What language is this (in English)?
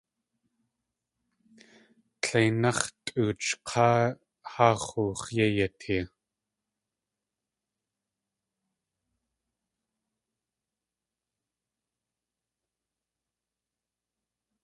Tlingit